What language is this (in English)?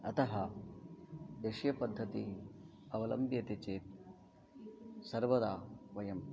Sanskrit